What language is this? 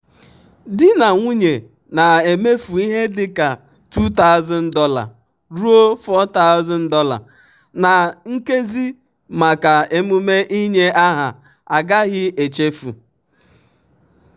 Igbo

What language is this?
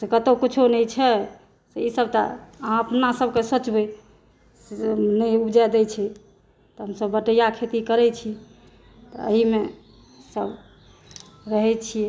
Maithili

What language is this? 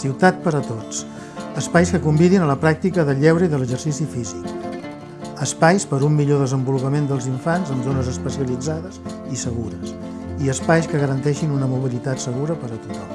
Catalan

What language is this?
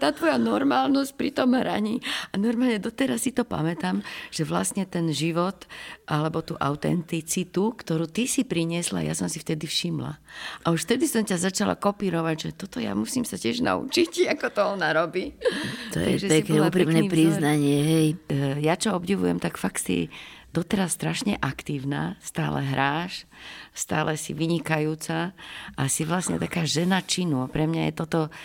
Slovak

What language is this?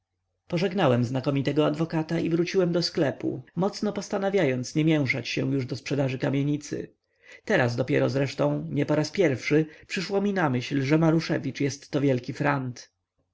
Polish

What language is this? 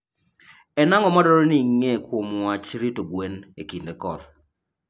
Luo (Kenya and Tanzania)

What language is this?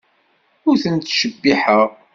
Kabyle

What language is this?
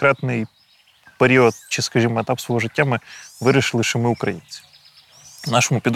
Ukrainian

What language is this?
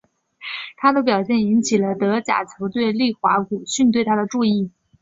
Chinese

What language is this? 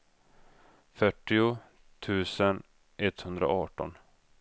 Swedish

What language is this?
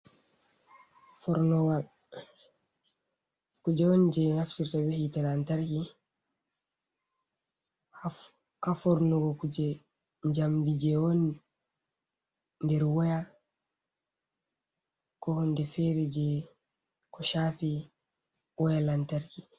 Fula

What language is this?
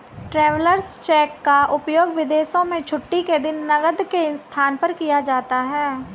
Hindi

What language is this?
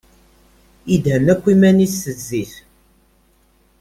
Kabyle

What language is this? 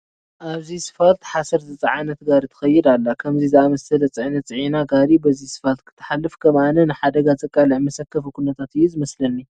Tigrinya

